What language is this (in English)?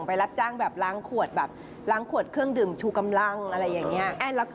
Thai